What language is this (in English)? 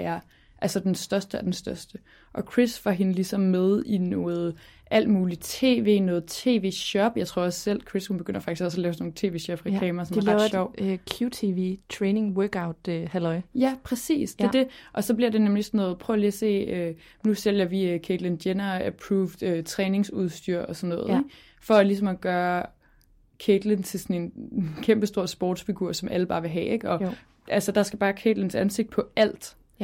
Danish